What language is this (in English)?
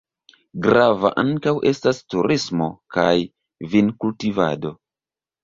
Esperanto